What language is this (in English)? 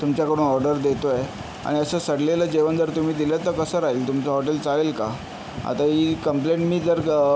Marathi